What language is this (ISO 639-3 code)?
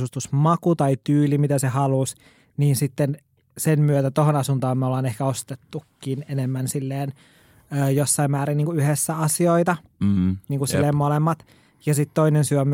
fin